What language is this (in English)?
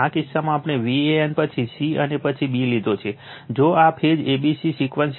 Gujarati